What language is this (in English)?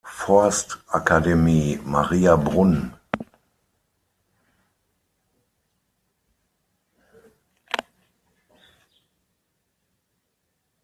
German